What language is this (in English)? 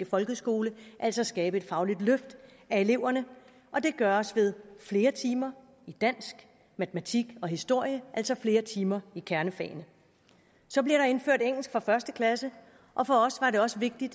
Danish